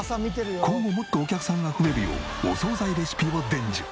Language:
Japanese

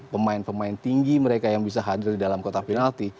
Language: Indonesian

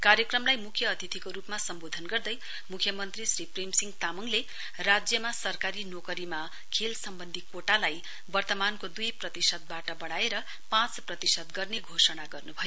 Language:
Nepali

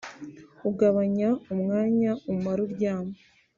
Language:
Kinyarwanda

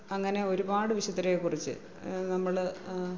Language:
Malayalam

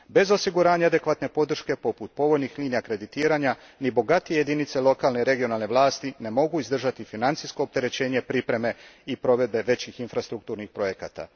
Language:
Croatian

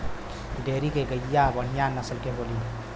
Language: Bhojpuri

